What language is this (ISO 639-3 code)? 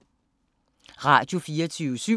dan